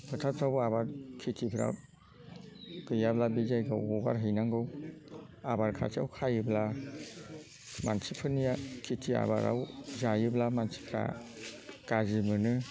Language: Bodo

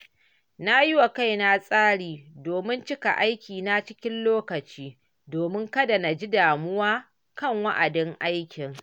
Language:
Hausa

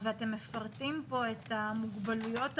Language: Hebrew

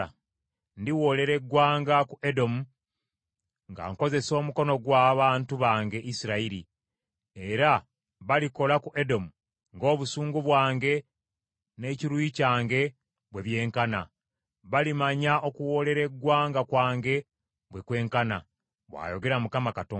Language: Ganda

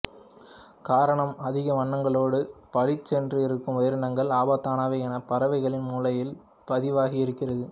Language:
Tamil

